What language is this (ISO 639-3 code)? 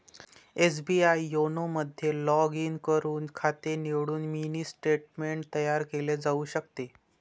mar